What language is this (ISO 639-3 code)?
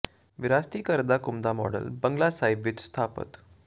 pan